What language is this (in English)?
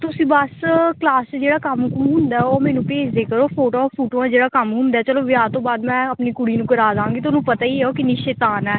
Punjabi